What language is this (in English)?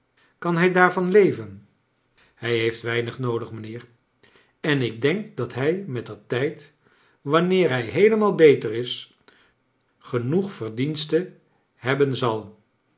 Dutch